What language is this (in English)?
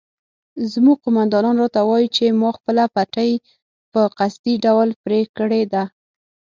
Pashto